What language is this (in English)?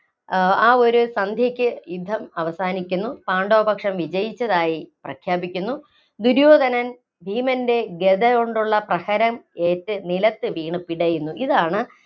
Malayalam